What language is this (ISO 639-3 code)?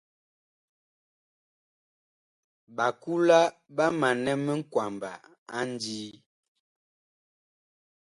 bkh